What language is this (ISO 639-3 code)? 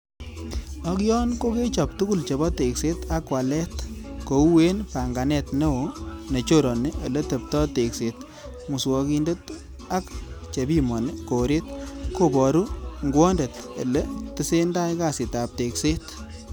kln